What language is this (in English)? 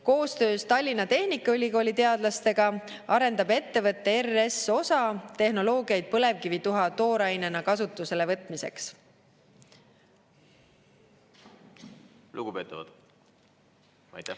Estonian